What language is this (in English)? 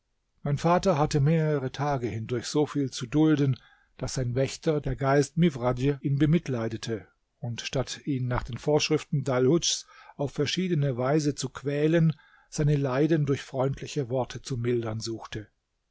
German